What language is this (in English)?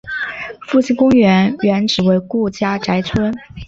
Chinese